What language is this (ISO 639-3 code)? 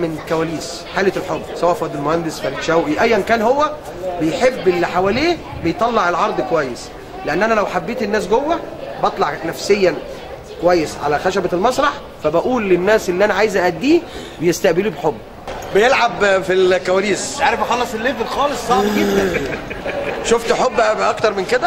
ara